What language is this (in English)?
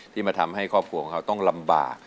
Thai